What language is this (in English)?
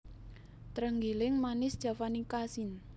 Javanese